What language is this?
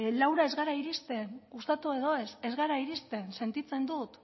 Basque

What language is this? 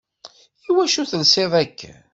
Kabyle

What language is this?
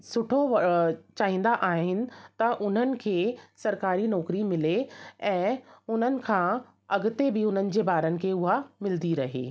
Sindhi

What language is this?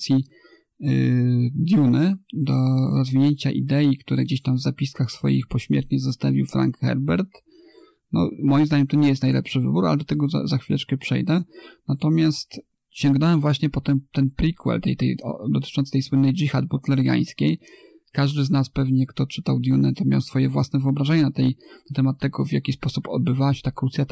Polish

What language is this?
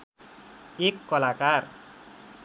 Nepali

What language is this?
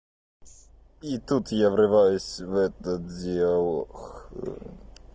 Russian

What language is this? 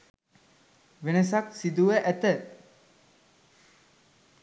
Sinhala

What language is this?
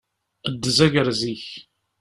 Kabyle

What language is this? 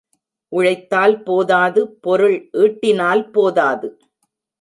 Tamil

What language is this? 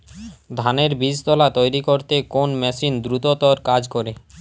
Bangla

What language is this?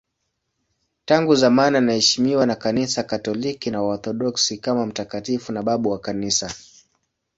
Swahili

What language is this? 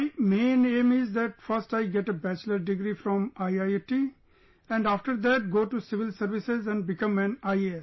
English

